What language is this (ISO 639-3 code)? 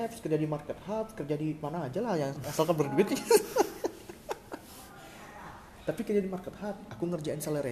ind